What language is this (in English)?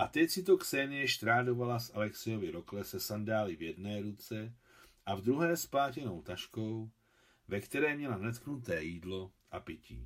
Czech